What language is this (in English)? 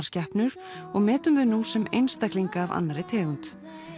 Icelandic